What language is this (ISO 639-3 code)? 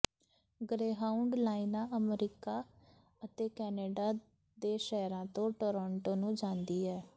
pan